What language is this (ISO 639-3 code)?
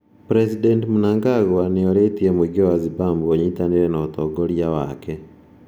kik